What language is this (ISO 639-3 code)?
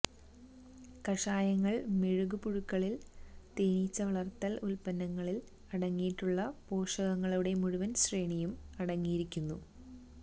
mal